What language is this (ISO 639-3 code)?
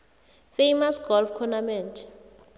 nbl